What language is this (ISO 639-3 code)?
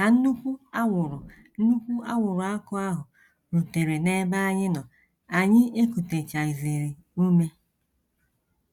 ibo